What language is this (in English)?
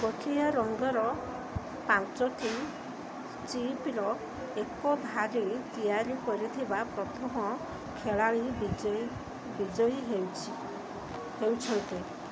Odia